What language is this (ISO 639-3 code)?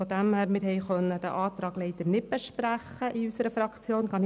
gsw